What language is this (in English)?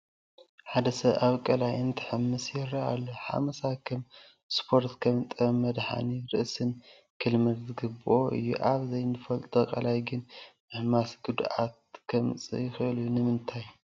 Tigrinya